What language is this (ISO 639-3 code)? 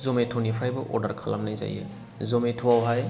brx